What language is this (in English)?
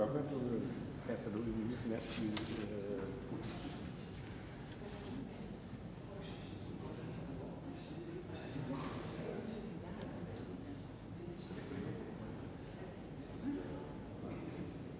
Danish